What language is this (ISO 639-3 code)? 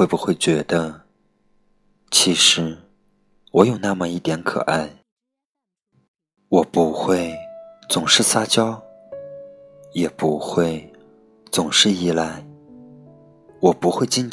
zho